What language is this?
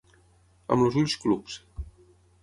Catalan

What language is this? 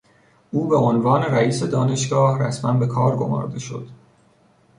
Persian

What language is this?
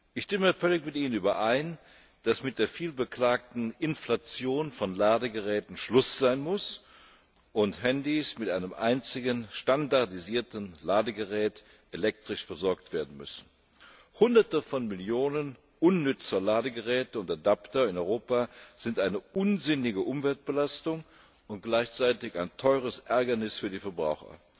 German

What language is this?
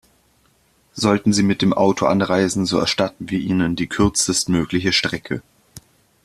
German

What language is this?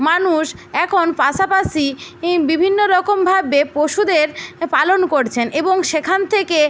Bangla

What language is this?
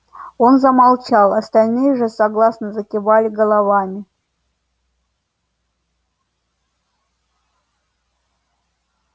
Russian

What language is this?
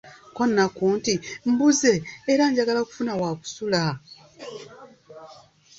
Ganda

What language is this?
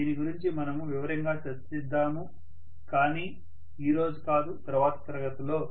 Telugu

